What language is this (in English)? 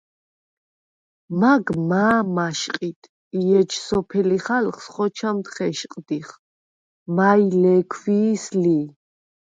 Svan